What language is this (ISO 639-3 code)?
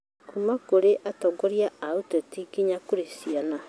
kik